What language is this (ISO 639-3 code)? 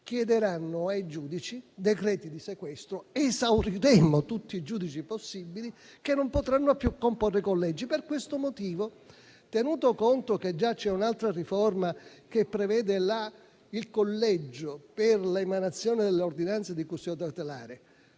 ita